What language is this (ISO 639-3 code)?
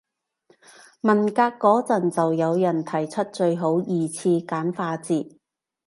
yue